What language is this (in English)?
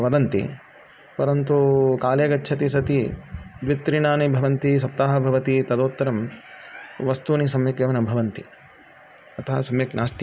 Sanskrit